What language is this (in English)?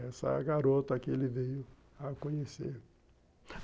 Portuguese